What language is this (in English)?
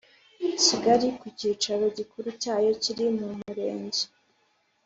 Kinyarwanda